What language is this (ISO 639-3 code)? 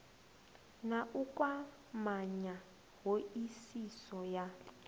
ven